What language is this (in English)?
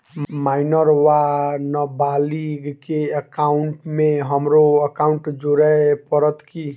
Maithili